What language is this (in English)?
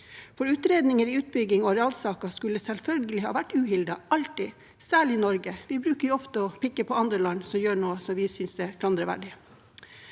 Norwegian